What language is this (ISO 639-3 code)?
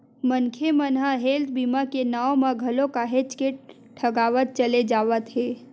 hne